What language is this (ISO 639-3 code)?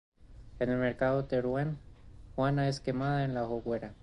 spa